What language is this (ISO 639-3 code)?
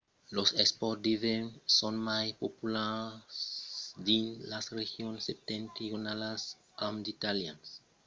oci